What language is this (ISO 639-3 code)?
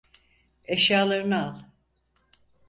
tur